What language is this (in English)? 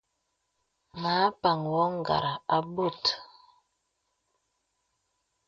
Bebele